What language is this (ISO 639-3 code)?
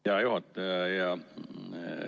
est